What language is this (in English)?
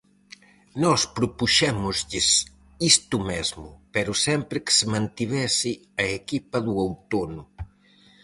Galician